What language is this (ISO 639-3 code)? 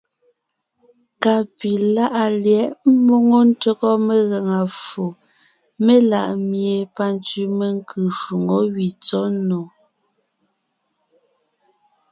nnh